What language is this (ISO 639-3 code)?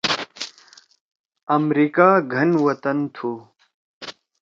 trw